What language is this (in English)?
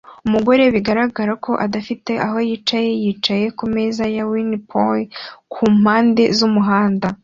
Kinyarwanda